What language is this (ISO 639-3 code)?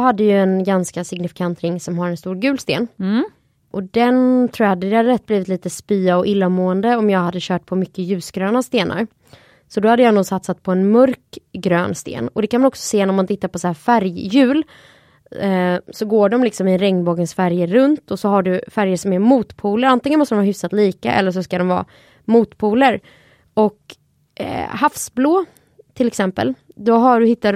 swe